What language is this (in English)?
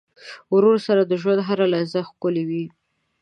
Pashto